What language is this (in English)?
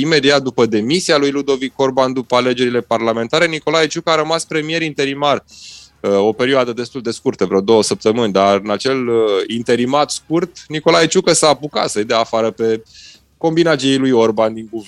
Romanian